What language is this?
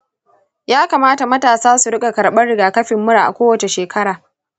Hausa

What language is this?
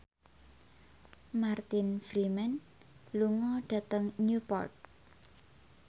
Javanese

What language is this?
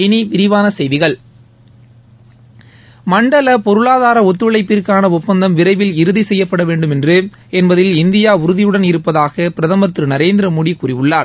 Tamil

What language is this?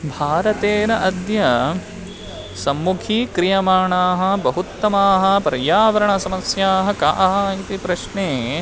Sanskrit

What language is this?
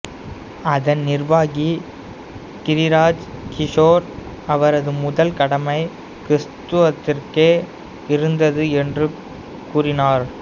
Tamil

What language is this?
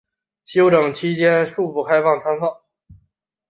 Chinese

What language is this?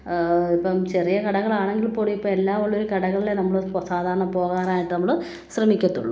Malayalam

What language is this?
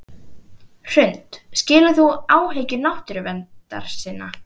Icelandic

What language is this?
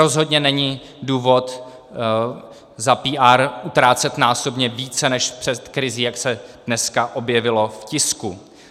Czech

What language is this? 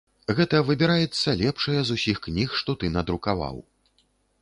Belarusian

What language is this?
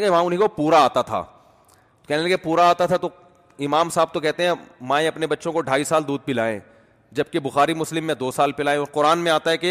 Urdu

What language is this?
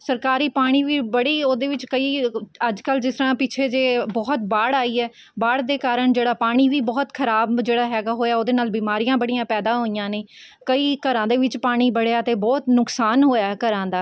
Punjabi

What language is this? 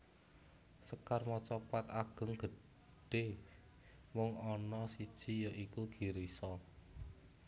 Javanese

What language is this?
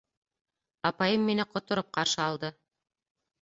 Bashkir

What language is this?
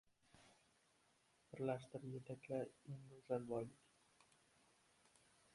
Uzbek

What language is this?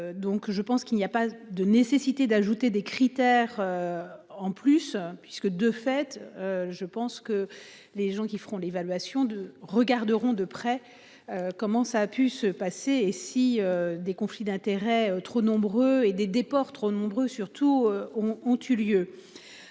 French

